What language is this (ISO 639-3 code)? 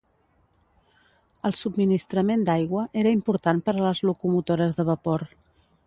cat